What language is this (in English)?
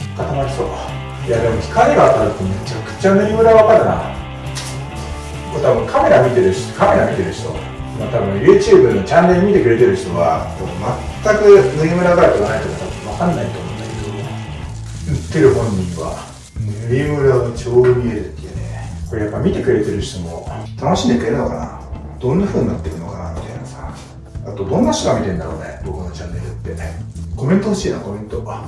Japanese